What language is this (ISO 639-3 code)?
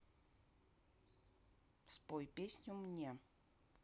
rus